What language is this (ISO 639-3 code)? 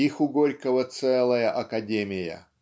rus